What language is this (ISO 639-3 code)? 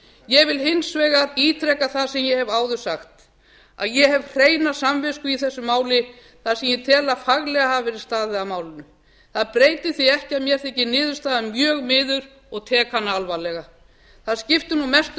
isl